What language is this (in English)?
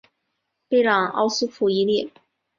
Chinese